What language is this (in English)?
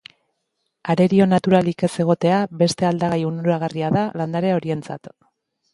Basque